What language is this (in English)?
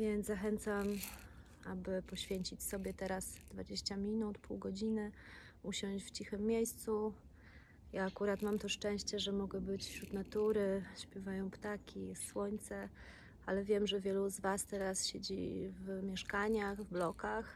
Polish